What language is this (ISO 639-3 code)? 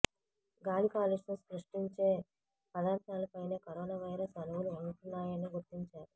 tel